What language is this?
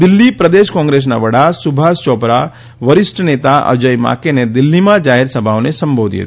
Gujarati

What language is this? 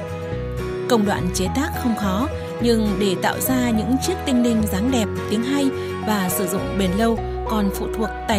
Vietnamese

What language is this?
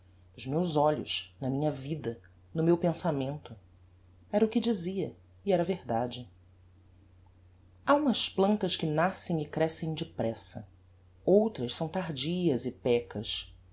Portuguese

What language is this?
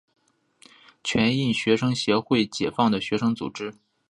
Chinese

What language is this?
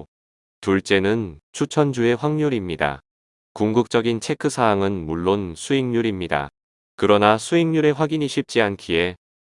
Korean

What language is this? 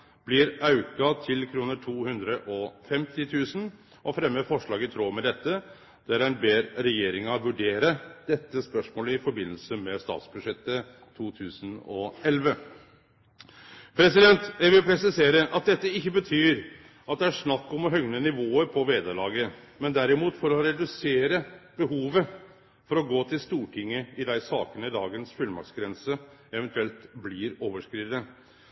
Norwegian Nynorsk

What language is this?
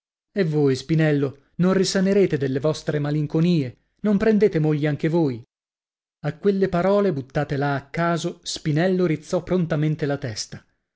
Italian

